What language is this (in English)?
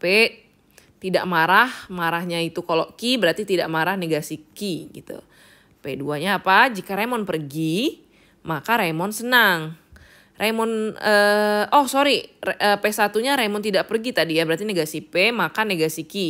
Indonesian